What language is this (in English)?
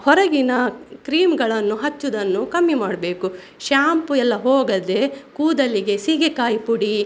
Kannada